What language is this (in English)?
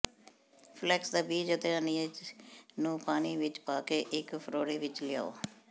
Punjabi